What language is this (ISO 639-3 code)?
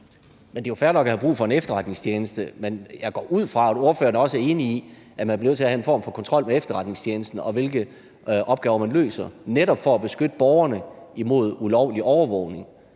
dan